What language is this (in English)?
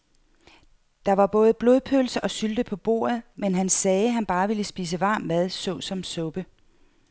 Danish